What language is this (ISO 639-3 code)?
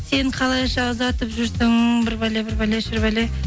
kaz